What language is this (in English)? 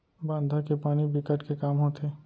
Chhattisgarhi